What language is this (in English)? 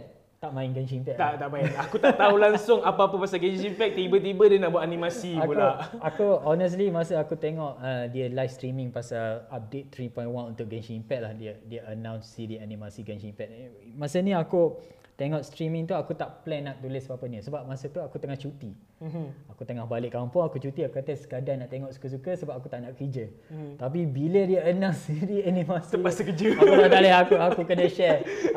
Malay